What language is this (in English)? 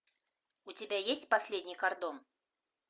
Russian